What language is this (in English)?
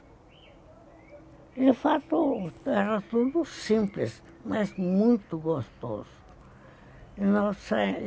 Portuguese